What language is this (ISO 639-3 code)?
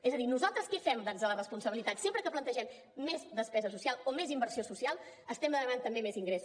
cat